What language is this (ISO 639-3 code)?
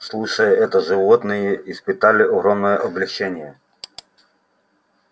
rus